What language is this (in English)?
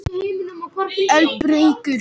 Icelandic